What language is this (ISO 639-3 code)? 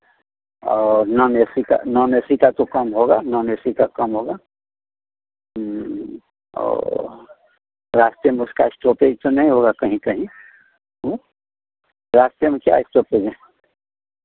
hin